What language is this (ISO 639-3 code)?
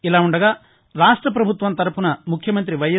tel